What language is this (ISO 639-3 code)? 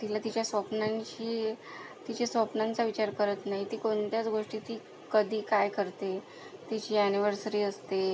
mar